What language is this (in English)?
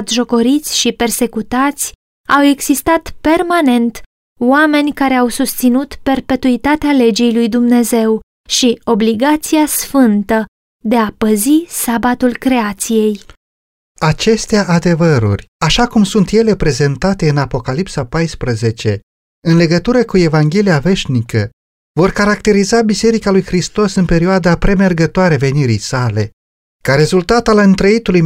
Romanian